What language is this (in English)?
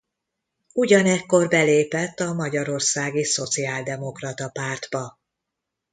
Hungarian